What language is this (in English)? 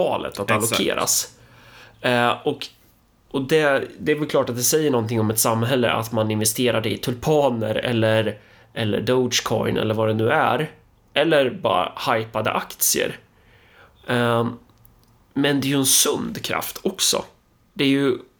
Swedish